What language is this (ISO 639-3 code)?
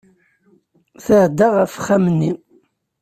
kab